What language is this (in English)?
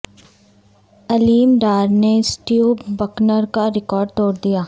Urdu